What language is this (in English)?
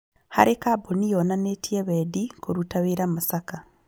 Kikuyu